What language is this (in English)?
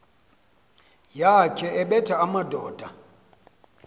Xhosa